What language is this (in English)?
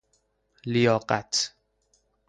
Persian